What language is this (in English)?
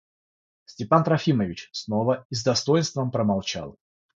Russian